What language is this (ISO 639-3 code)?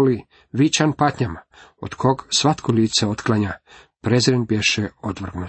hrv